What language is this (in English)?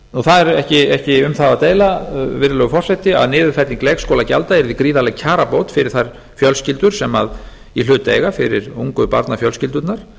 Icelandic